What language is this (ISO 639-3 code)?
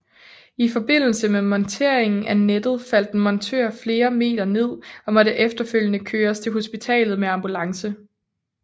dan